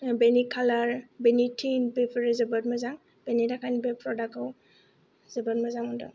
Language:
Bodo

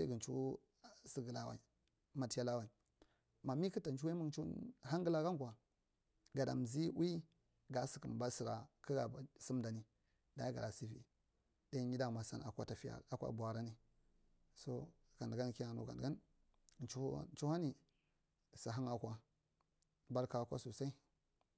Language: Marghi Central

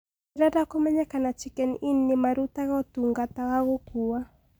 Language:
Kikuyu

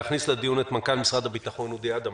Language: Hebrew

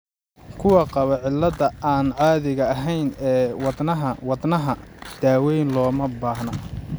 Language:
Somali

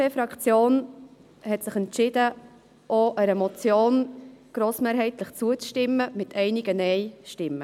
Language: Swiss German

